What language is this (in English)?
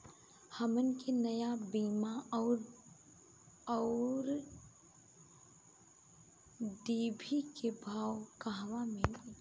Bhojpuri